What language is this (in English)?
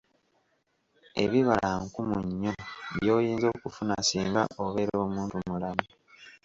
Ganda